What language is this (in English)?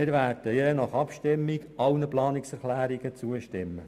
Swiss German